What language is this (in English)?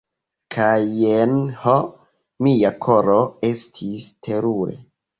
Esperanto